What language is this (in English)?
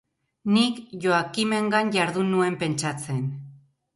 Basque